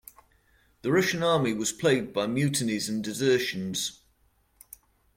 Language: English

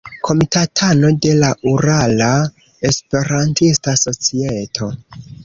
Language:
Esperanto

